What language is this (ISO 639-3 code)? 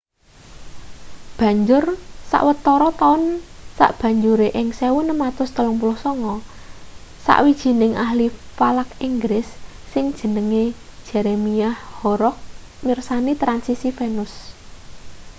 jav